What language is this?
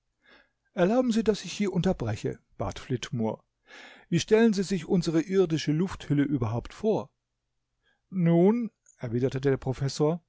German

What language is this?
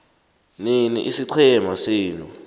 South Ndebele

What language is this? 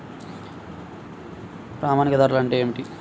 Telugu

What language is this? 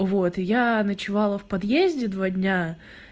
Russian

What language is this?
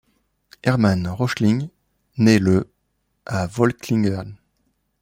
French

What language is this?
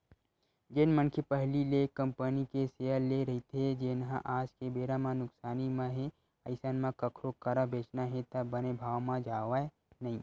Chhattisgarhi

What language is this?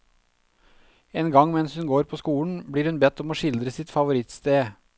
Norwegian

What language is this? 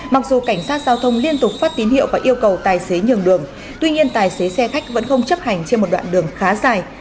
Vietnamese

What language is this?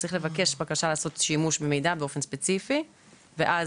Hebrew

